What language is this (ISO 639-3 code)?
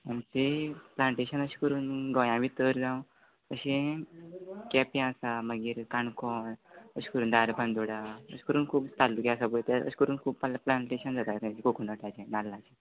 kok